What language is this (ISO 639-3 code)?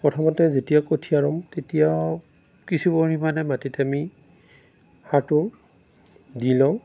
asm